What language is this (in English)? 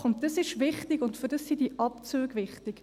Swiss German